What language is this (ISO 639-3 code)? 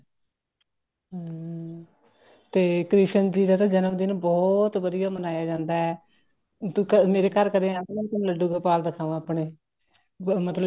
pan